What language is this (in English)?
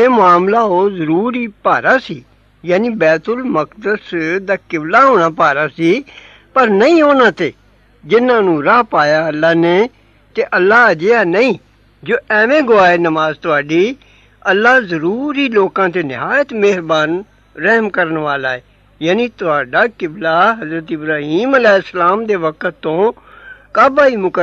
Arabic